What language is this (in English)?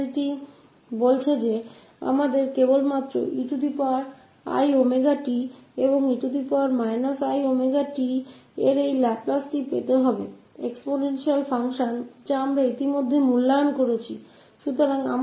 Hindi